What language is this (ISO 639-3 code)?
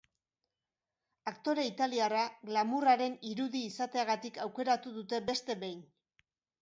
eus